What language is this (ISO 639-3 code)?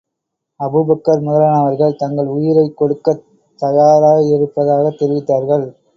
tam